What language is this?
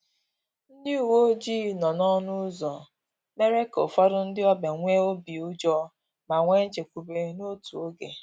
Igbo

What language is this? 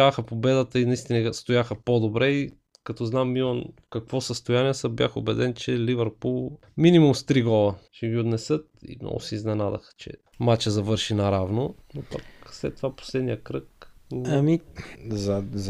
Bulgarian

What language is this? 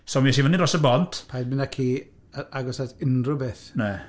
Welsh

